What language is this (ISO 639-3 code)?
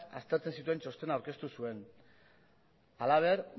eus